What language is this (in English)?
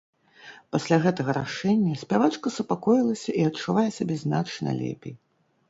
Belarusian